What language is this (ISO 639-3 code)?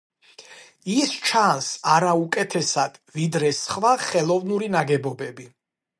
kat